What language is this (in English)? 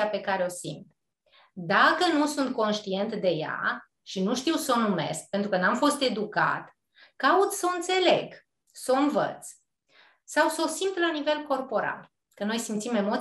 Romanian